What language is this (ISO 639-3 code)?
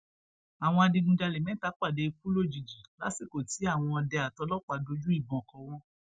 yor